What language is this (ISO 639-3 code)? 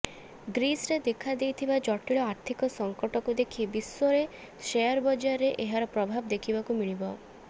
ori